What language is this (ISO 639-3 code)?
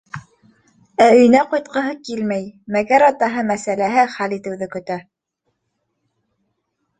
bak